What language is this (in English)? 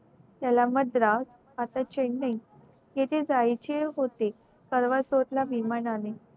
Marathi